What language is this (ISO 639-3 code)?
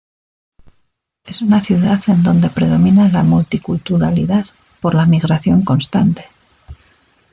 spa